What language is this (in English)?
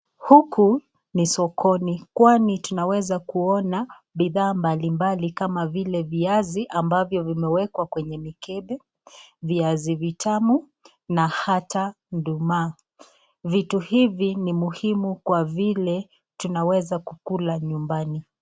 Swahili